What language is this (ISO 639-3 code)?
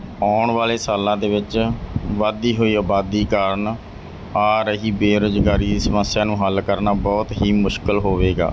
pan